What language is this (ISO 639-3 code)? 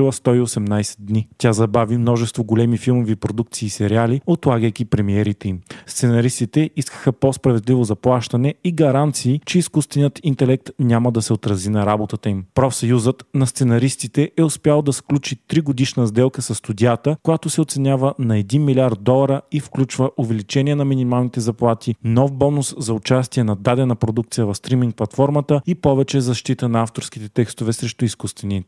bul